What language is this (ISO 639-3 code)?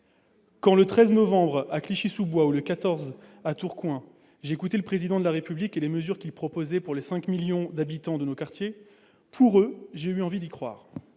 fra